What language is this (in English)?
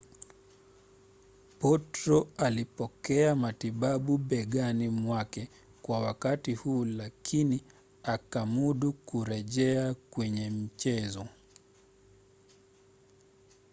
Swahili